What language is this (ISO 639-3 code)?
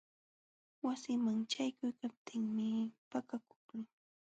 qxw